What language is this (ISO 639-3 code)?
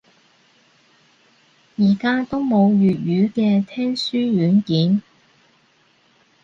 yue